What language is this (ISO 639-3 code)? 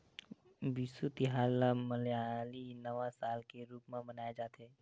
hne